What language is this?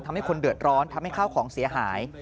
Thai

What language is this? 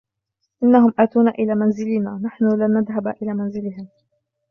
Arabic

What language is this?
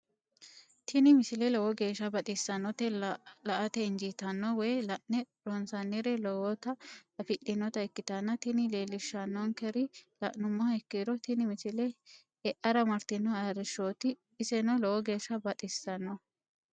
Sidamo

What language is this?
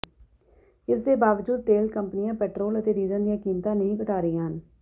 Punjabi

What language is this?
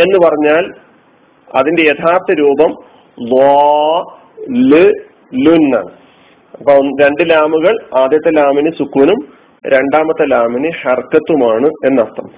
Malayalam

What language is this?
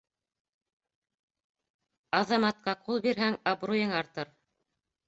Bashkir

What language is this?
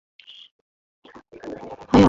Bangla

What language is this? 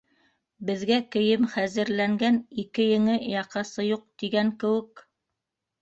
Bashkir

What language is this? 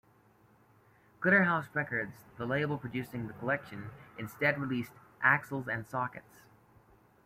English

